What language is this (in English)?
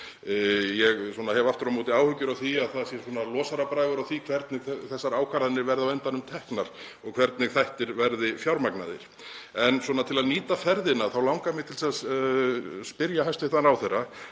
Icelandic